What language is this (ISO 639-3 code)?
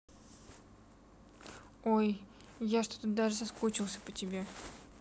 rus